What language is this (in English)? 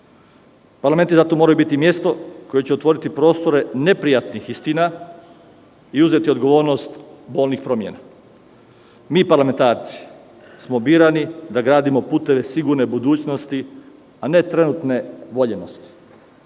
Serbian